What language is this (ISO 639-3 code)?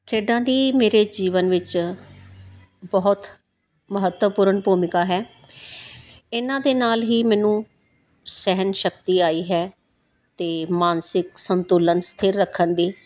pan